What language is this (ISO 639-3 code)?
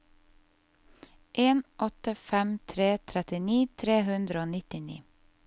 nor